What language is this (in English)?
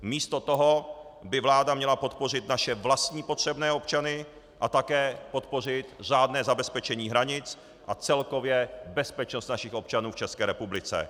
Czech